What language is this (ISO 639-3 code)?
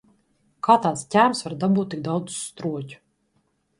lav